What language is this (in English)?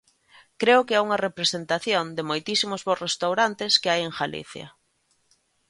Galician